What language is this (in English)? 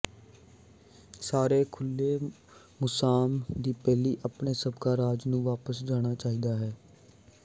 Punjabi